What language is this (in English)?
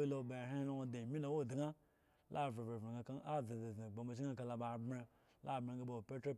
Eggon